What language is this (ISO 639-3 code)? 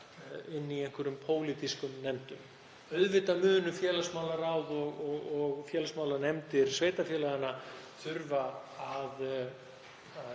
isl